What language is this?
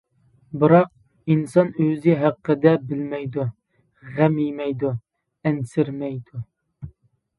Uyghur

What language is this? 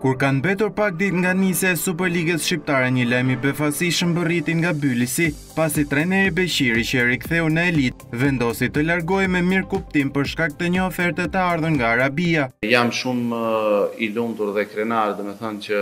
Romanian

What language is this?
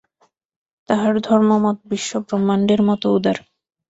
Bangla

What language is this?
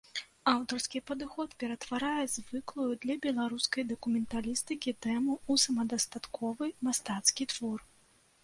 Belarusian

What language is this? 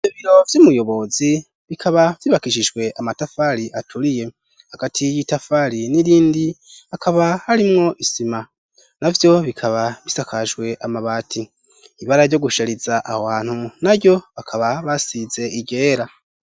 Rundi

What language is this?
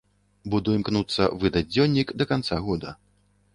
Belarusian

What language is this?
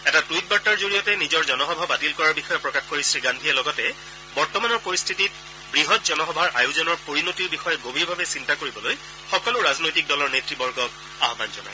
Assamese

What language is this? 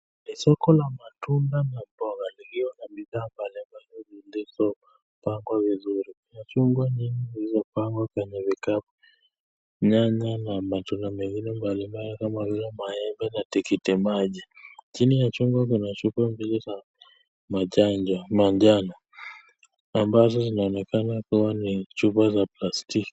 Swahili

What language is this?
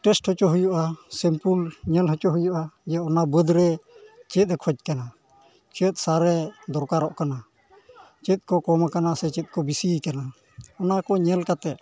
Santali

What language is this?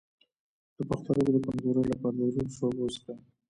Pashto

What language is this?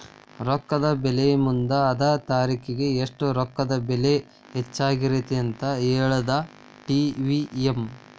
Kannada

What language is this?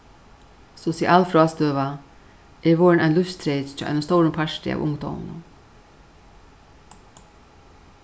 Faroese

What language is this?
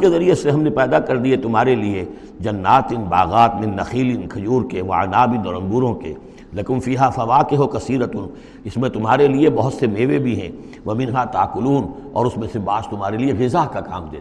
Urdu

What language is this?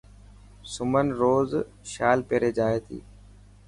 Dhatki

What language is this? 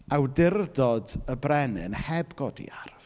Welsh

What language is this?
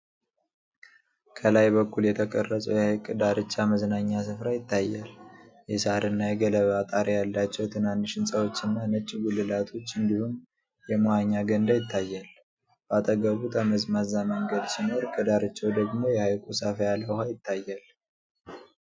Amharic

